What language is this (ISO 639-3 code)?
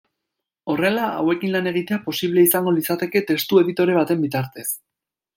eus